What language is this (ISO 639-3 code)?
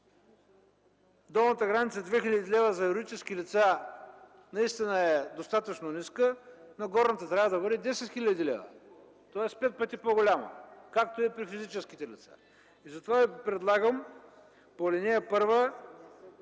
bul